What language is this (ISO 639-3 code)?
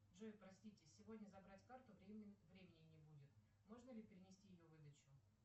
rus